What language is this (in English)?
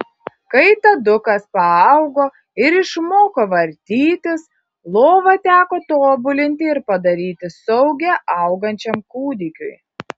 Lithuanian